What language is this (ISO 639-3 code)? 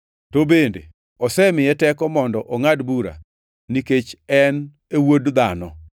luo